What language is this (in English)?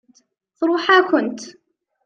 Kabyle